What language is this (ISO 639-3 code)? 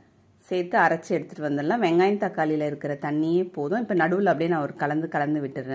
ara